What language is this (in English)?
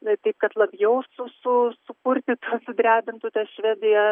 Lithuanian